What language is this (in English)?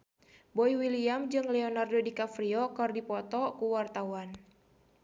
Sundanese